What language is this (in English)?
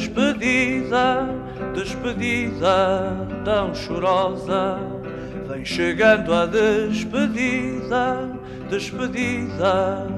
Portuguese